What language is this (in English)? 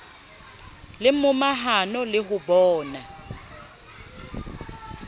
Southern Sotho